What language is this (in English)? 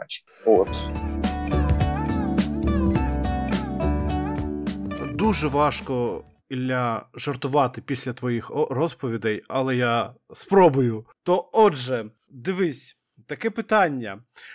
Ukrainian